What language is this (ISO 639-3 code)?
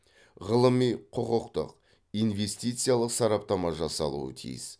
kaz